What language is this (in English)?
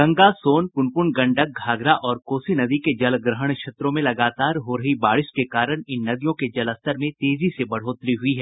Hindi